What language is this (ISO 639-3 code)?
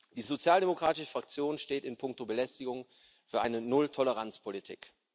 deu